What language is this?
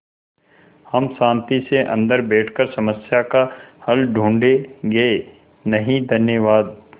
Hindi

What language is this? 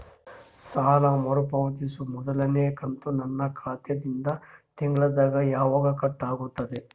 Kannada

